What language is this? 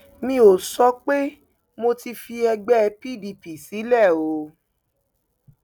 Yoruba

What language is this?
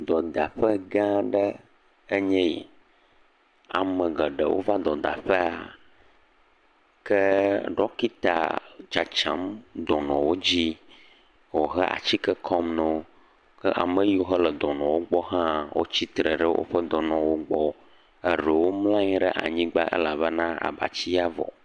Ewe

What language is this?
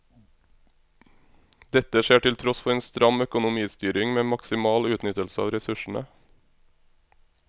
Norwegian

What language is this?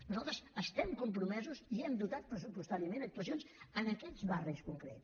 Catalan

